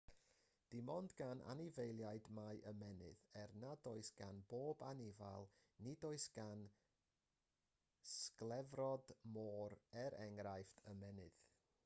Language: Welsh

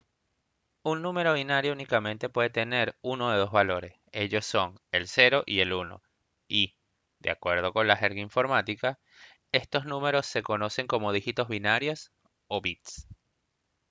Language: Spanish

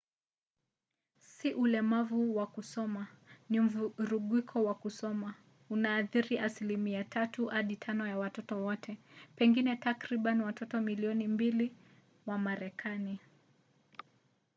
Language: Swahili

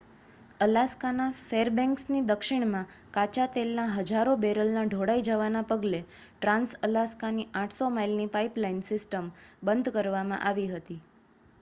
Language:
Gujarati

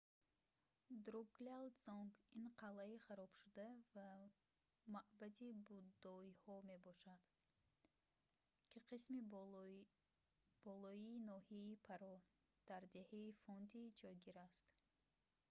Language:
Tajik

